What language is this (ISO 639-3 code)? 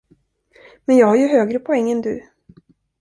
swe